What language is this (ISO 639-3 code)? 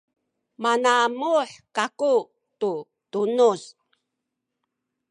szy